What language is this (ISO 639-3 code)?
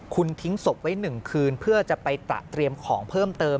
tha